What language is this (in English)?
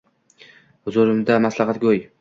Uzbek